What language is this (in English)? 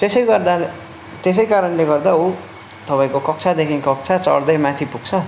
Nepali